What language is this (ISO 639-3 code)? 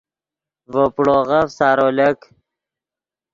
ydg